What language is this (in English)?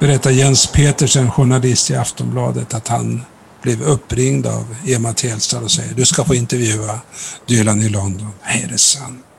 Swedish